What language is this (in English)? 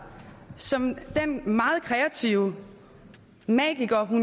Danish